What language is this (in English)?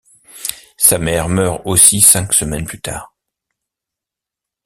French